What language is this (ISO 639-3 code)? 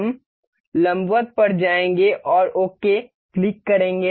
hin